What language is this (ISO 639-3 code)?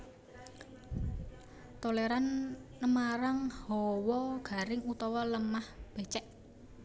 jav